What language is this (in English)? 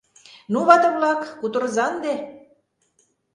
Mari